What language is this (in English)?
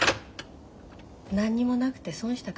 Japanese